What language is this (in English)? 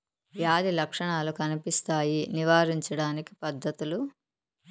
Telugu